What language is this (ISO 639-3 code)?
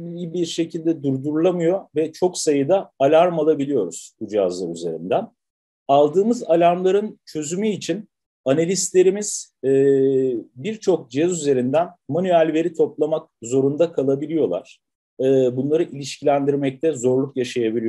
tur